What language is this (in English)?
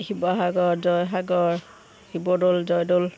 Assamese